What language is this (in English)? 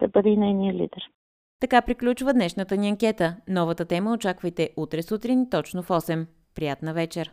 Bulgarian